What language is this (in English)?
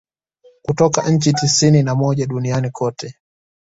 Swahili